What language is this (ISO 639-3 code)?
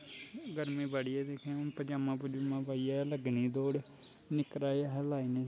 doi